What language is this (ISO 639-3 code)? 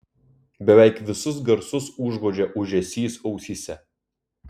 lit